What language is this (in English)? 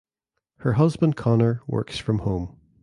English